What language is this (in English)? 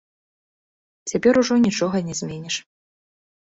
Belarusian